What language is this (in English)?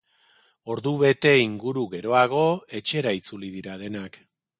Basque